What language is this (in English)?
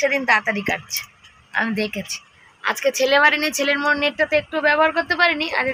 Bangla